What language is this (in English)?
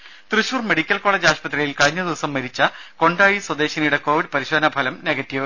Malayalam